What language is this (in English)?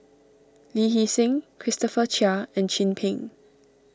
English